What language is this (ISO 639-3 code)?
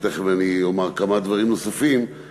heb